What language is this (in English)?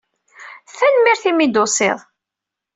Kabyle